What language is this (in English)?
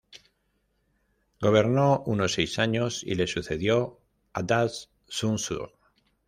Spanish